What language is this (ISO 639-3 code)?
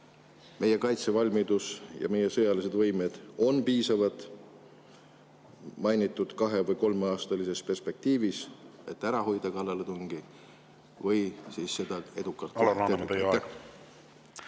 est